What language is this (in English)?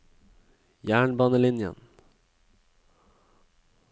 Norwegian